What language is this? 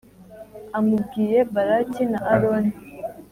Kinyarwanda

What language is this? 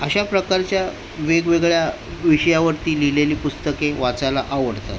Marathi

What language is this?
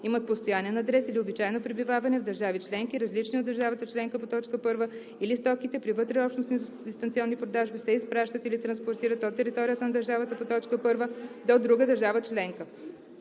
Bulgarian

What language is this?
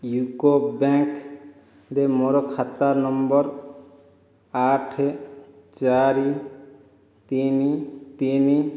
Odia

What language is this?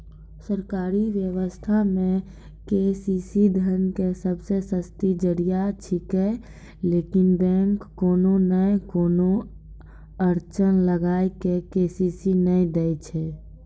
Maithili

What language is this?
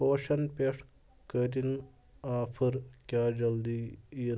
Kashmiri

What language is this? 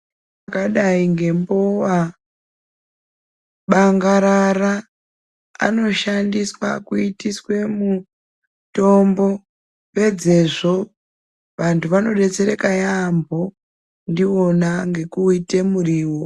Ndau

